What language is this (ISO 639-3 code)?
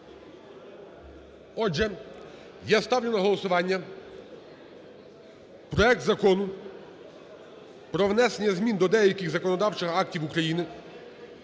ukr